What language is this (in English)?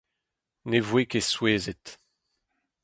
Breton